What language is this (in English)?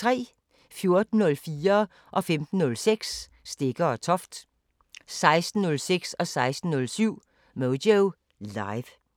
Danish